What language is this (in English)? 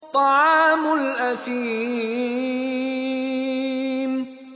Arabic